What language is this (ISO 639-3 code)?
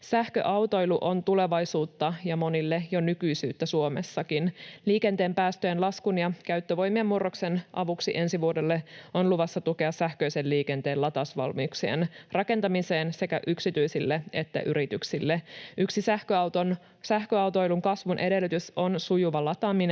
fin